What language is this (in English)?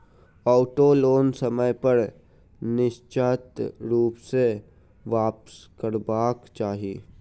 Maithili